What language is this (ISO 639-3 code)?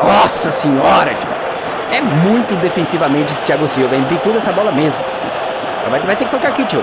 por